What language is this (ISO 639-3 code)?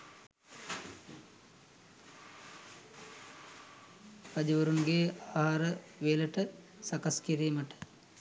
sin